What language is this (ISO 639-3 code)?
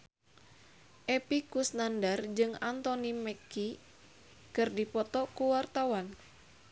sun